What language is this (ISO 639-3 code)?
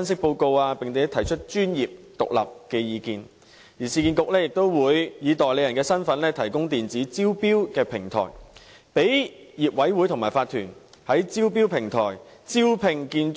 yue